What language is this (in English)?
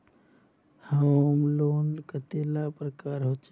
Magahi